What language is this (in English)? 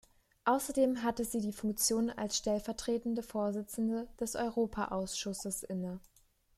German